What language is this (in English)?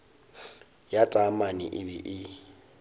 Northern Sotho